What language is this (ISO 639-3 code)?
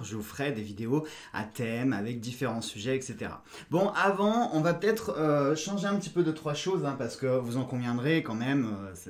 fra